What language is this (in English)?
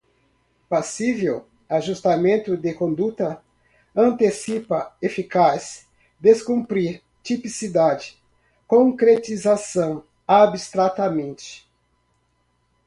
Portuguese